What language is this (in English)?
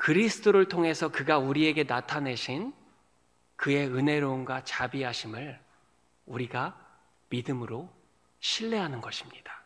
Korean